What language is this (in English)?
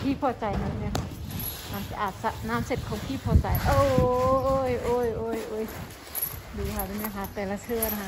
Thai